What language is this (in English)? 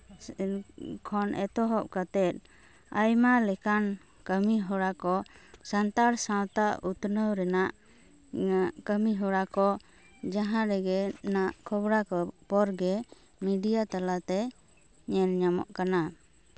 Santali